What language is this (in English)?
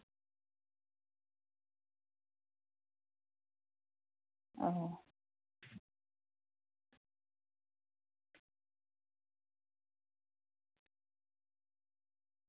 Santali